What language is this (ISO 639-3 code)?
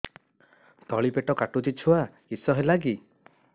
ori